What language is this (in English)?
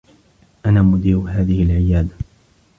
Arabic